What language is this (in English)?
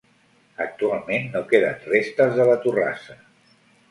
Catalan